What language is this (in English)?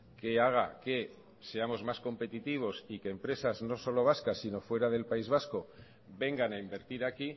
Spanish